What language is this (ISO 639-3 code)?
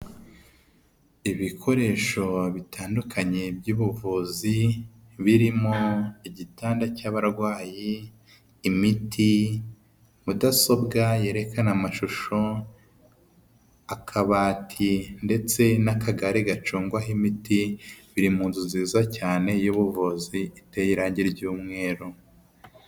kin